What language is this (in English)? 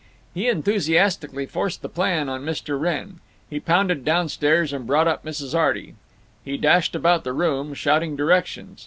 English